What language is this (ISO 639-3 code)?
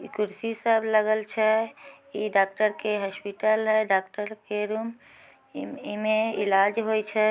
mag